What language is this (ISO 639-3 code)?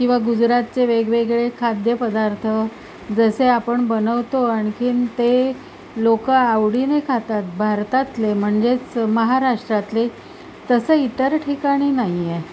mar